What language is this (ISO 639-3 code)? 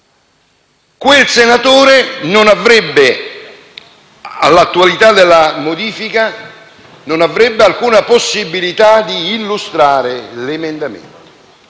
ita